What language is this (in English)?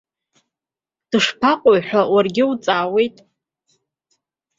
Abkhazian